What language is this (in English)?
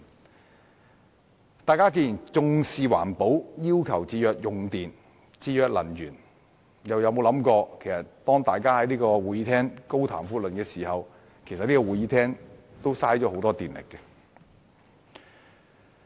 Cantonese